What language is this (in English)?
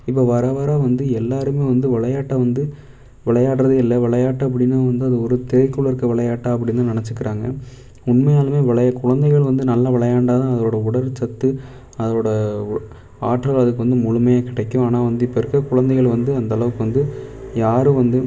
Tamil